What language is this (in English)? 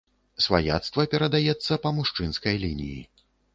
Belarusian